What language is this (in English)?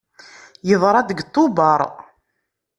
Kabyle